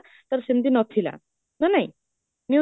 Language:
Odia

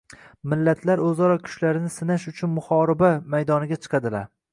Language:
Uzbek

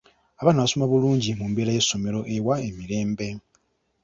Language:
Ganda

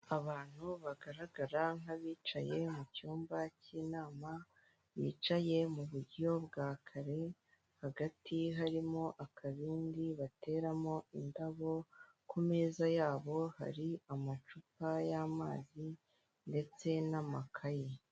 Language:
Kinyarwanda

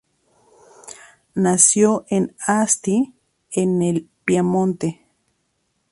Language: Spanish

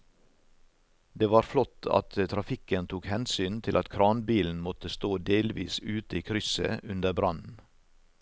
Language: Norwegian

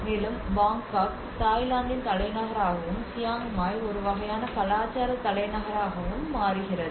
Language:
Tamil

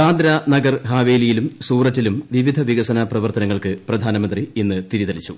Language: Malayalam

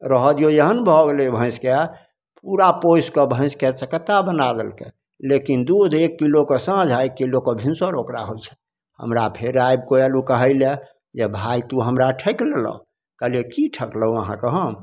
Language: Maithili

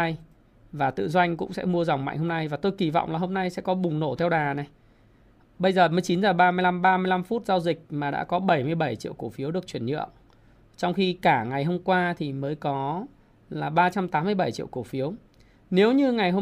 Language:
Vietnamese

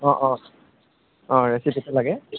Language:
Assamese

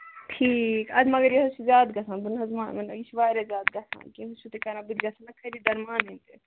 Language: Kashmiri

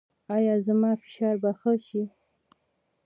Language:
Pashto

